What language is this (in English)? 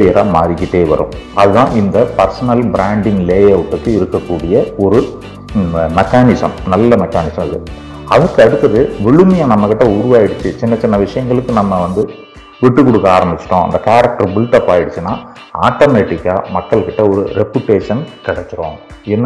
Tamil